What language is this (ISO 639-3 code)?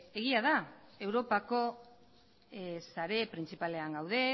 eus